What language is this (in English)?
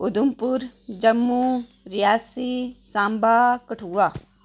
Dogri